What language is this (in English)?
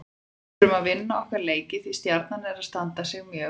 Icelandic